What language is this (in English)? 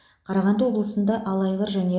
Kazakh